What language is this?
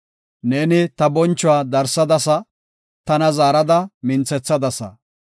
Gofa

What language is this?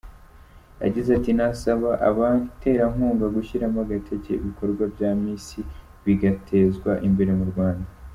Kinyarwanda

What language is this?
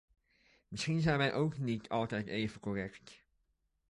Dutch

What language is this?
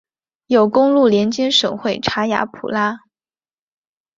Chinese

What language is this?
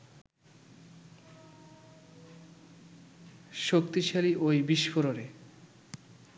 Bangla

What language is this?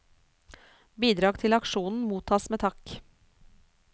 Norwegian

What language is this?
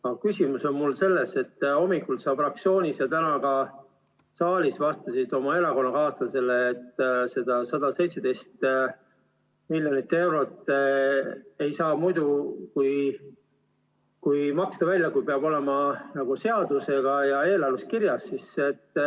Estonian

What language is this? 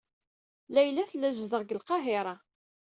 Kabyle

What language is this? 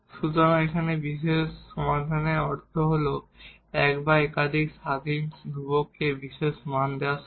Bangla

